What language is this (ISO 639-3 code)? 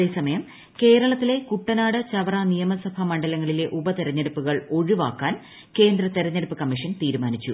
mal